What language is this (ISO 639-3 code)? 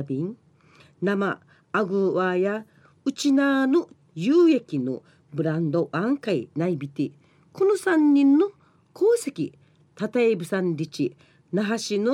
jpn